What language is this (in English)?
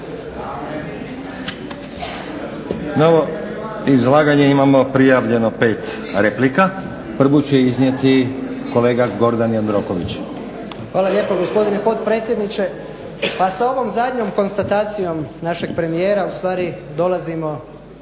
Croatian